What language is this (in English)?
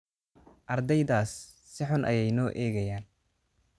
Somali